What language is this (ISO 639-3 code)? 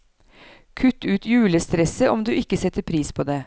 nor